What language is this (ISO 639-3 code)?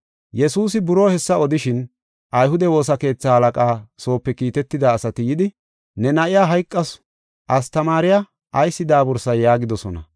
gof